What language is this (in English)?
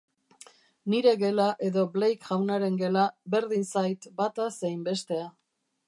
Basque